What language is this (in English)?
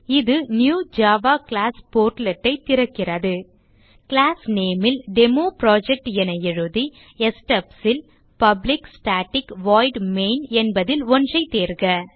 Tamil